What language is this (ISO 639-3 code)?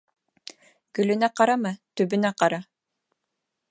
bak